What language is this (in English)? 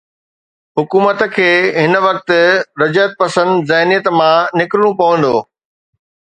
Sindhi